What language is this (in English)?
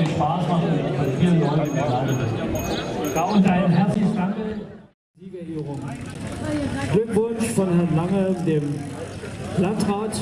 German